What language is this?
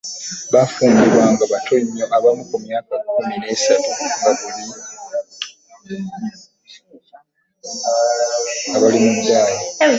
Ganda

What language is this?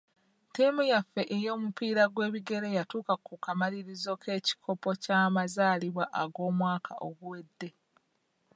Ganda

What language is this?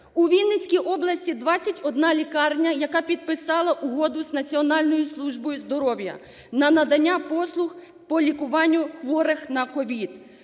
Ukrainian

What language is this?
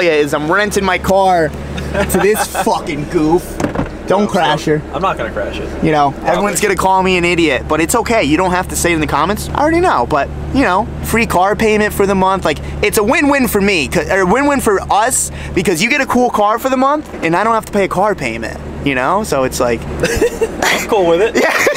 English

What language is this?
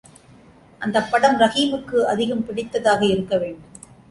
Tamil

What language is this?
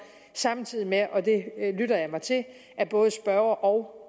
Danish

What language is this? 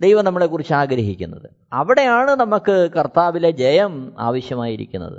Malayalam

